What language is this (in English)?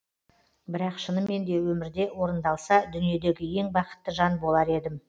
Kazakh